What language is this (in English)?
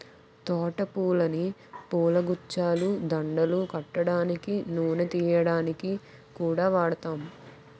Telugu